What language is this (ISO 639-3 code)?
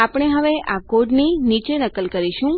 guj